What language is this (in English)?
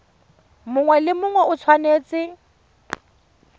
Tswana